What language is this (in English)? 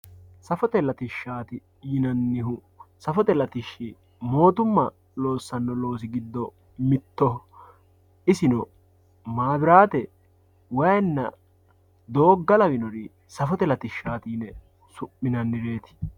Sidamo